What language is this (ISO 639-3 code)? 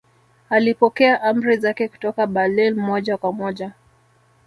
swa